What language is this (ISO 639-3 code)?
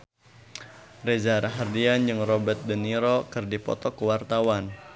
sun